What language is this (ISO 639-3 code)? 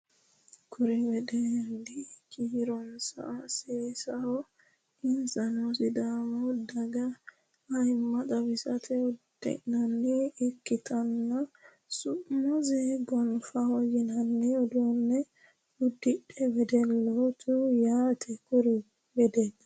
sid